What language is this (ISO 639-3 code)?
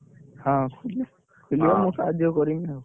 ori